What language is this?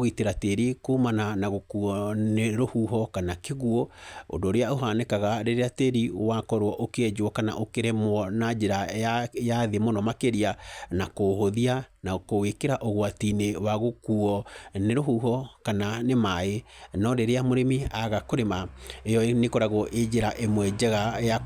Kikuyu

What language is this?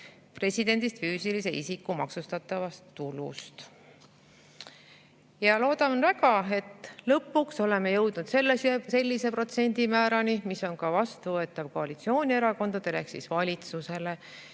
Estonian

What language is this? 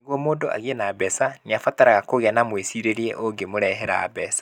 Kikuyu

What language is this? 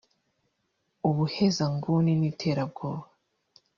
Kinyarwanda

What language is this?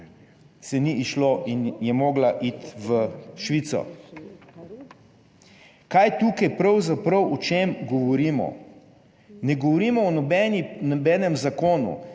Slovenian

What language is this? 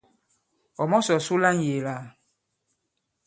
Bankon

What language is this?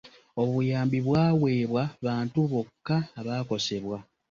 Ganda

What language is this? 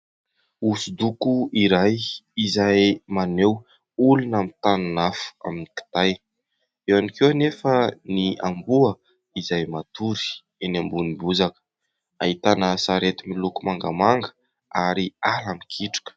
Malagasy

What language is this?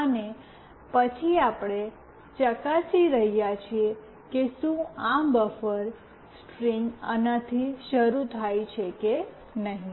Gujarati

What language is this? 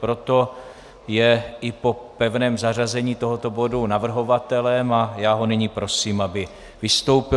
Czech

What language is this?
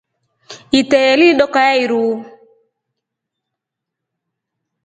Rombo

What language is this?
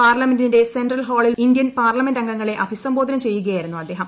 Malayalam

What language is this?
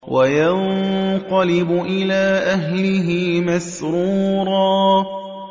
Arabic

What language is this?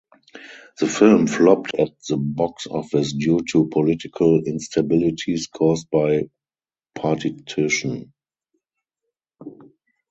English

